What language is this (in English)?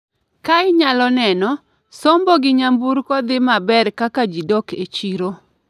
Luo (Kenya and Tanzania)